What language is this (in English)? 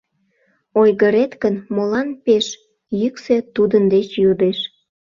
Mari